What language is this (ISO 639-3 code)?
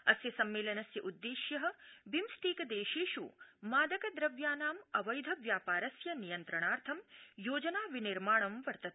san